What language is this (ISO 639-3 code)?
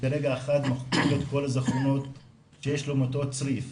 heb